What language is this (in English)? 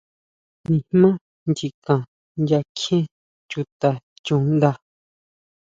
Huautla Mazatec